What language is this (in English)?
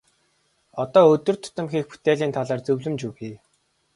Mongolian